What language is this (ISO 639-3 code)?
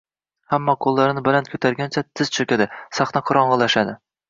uzb